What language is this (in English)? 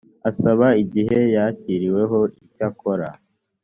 Kinyarwanda